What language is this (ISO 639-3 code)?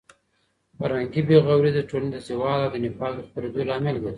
pus